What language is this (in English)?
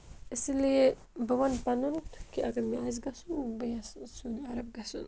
Kashmiri